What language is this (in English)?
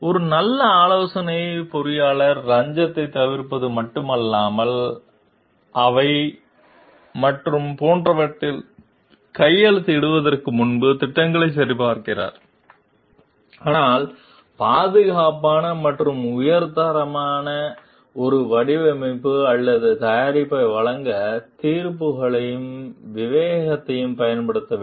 Tamil